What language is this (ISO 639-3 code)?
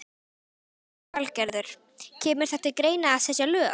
isl